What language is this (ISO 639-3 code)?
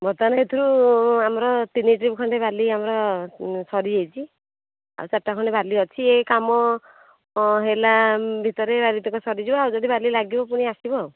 ori